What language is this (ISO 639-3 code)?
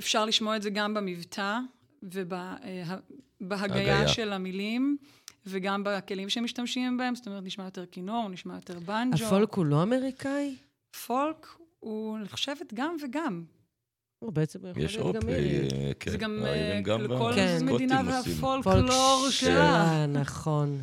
heb